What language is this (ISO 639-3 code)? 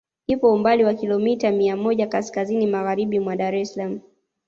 swa